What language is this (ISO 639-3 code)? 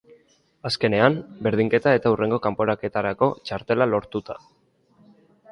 eus